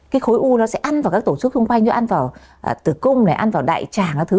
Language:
Vietnamese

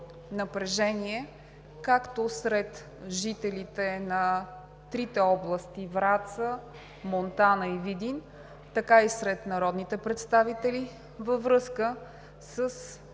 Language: Bulgarian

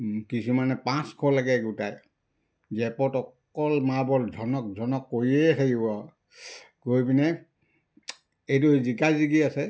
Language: Assamese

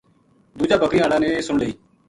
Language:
Gujari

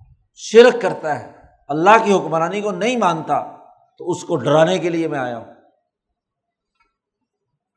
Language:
Urdu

